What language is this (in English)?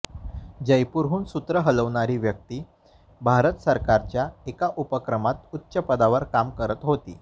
Marathi